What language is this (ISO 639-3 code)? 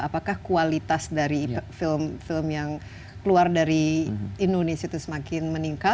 ind